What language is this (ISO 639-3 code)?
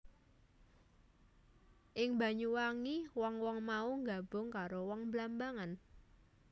jav